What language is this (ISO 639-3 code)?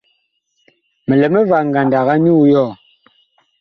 bkh